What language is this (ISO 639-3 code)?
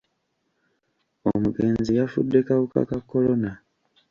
lug